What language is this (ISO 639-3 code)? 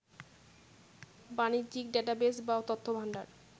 ben